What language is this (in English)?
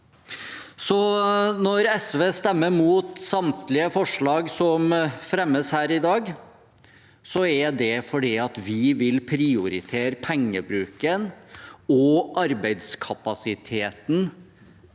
Norwegian